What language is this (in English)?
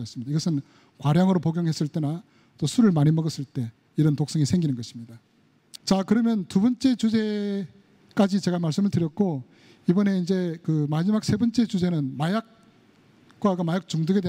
Korean